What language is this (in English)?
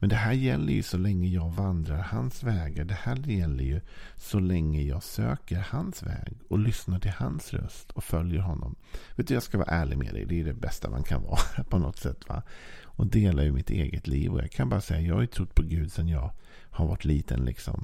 Swedish